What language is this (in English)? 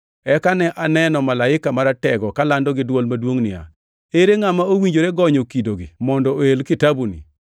Luo (Kenya and Tanzania)